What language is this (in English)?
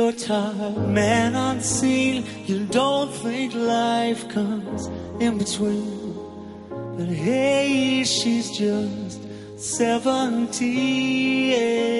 Korean